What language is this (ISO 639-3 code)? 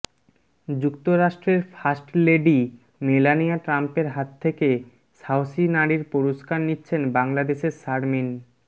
ben